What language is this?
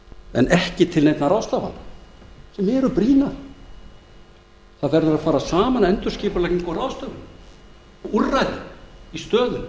Icelandic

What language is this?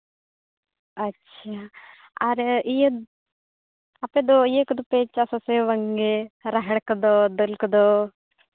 Santali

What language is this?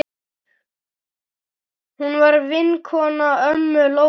Icelandic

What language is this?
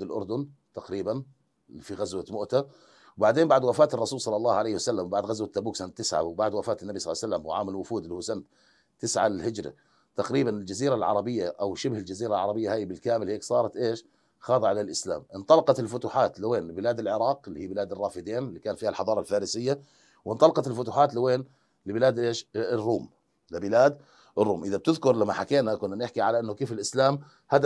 Arabic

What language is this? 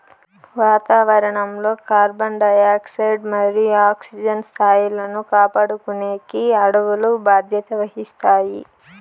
Telugu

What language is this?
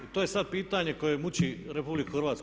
Croatian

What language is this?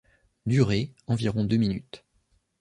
French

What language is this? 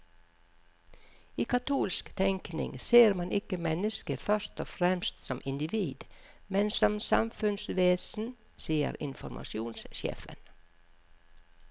Norwegian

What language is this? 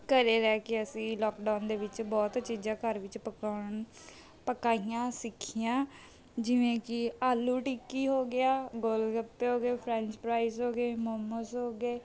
Punjabi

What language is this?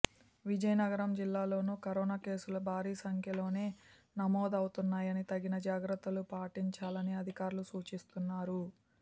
Telugu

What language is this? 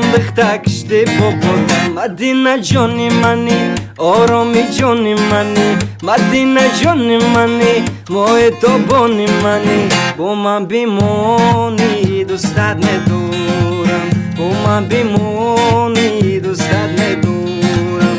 Uzbek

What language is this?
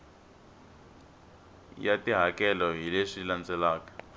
Tsonga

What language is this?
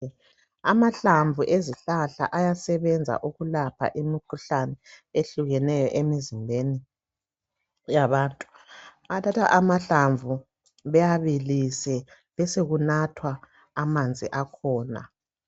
North Ndebele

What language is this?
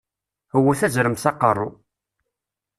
Kabyle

